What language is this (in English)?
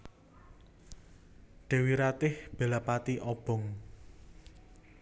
Javanese